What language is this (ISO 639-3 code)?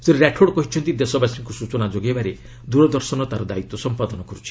ori